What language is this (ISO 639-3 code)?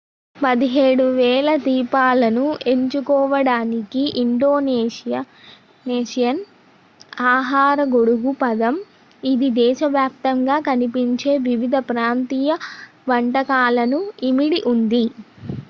tel